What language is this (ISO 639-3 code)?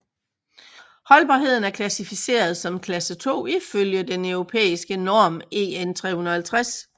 dan